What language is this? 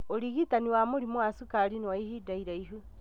Kikuyu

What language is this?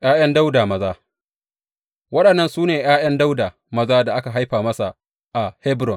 Hausa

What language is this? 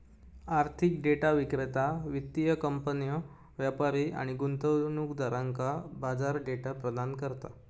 Marathi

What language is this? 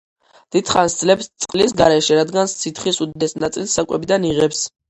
Georgian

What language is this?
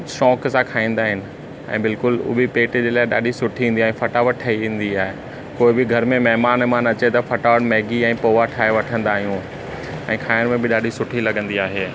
Sindhi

